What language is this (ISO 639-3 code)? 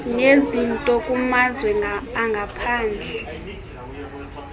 xho